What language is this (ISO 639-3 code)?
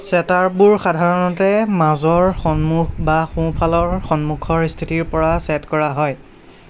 asm